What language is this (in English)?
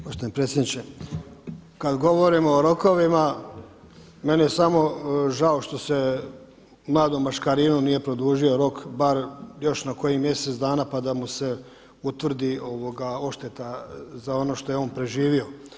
Croatian